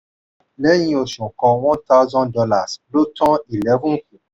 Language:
Yoruba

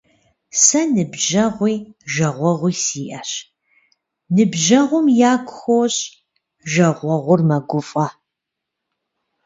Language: Kabardian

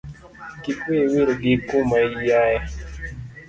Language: Luo (Kenya and Tanzania)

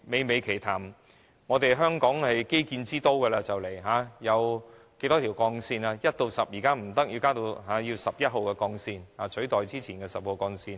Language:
Cantonese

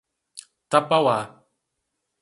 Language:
Portuguese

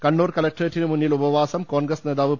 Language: Malayalam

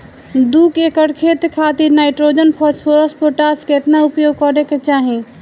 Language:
Bhojpuri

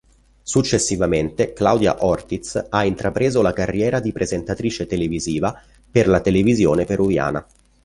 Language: Italian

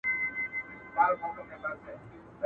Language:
Pashto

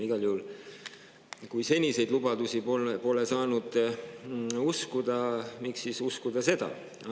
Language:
Estonian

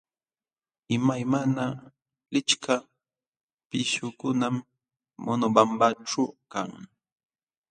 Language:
Jauja Wanca Quechua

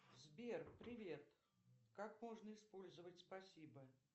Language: Russian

